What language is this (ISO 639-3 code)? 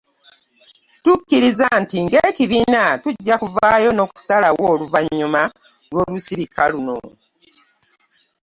lug